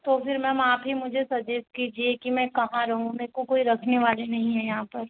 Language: Hindi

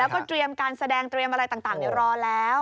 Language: Thai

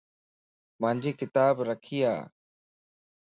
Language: Lasi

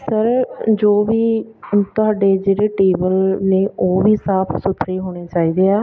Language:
Punjabi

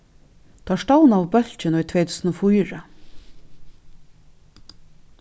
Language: Faroese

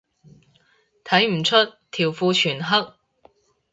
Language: Cantonese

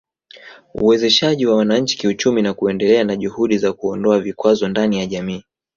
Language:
Swahili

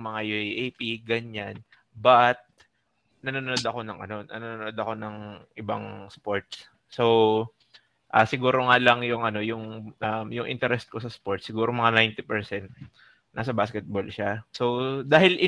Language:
Filipino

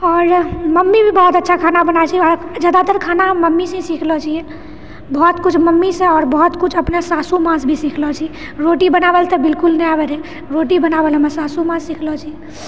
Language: Maithili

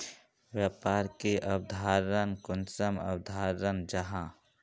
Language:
Magahi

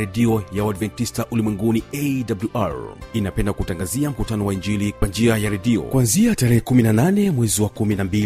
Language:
Swahili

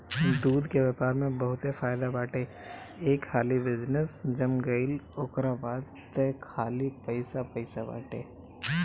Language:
Bhojpuri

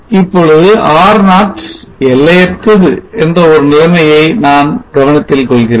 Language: Tamil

